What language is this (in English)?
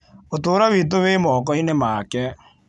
Kikuyu